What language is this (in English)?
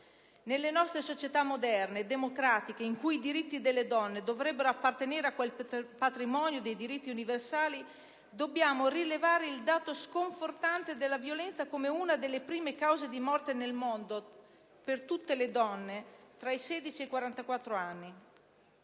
Italian